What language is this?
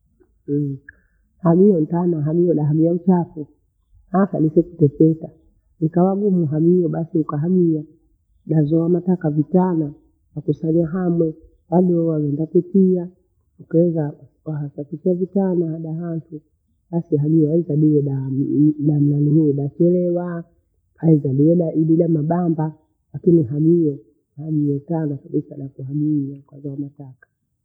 Bondei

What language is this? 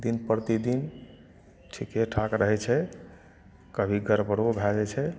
Maithili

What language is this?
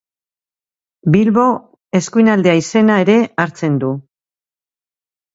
Basque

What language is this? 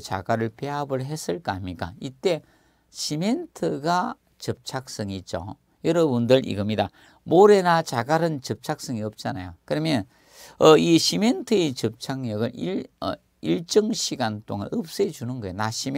Korean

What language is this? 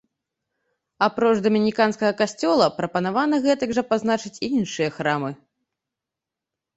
Belarusian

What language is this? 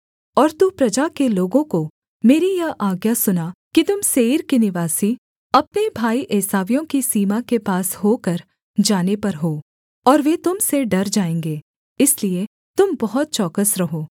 Hindi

